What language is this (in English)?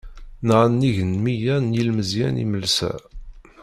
Kabyle